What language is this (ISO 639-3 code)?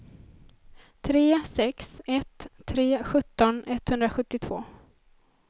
swe